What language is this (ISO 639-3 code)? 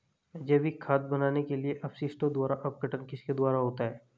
hin